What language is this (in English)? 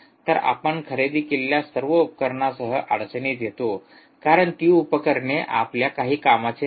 Marathi